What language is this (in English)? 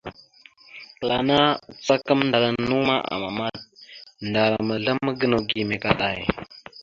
Mada (Cameroon)